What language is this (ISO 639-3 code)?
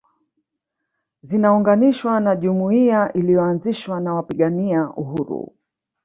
swa